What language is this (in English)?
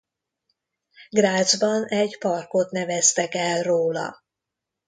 Hungarian